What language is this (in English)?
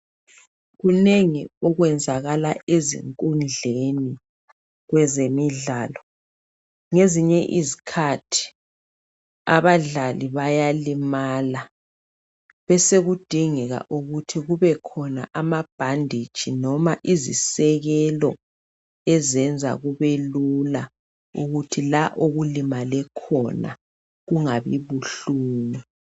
North Ndebele